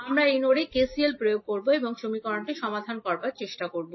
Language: Bangla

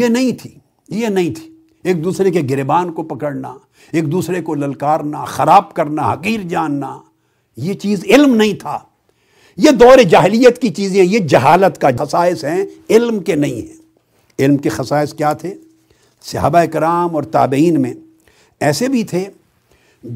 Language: Urdu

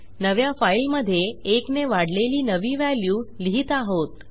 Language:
Marathi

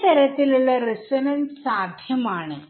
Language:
Malayalam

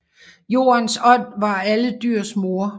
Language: Danish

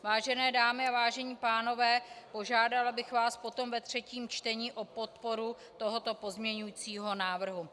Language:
Czech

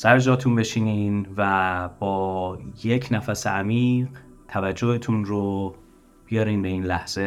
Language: Persian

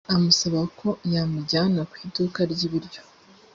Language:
Kinyarwanda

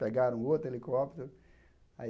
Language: Portuguese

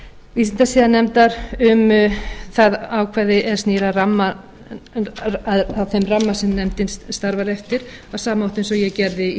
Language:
Icelandic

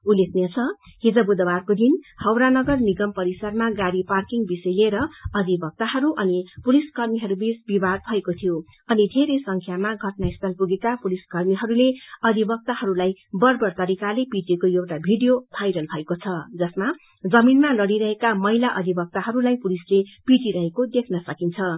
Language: Nepali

